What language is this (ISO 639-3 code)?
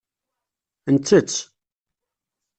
kab